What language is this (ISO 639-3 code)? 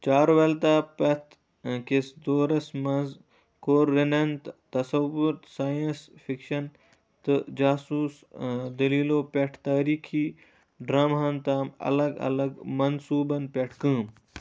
kas